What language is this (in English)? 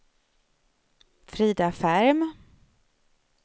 Swedish